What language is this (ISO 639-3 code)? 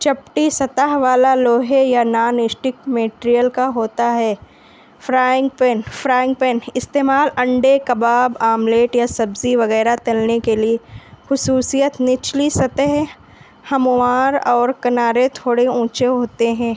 urd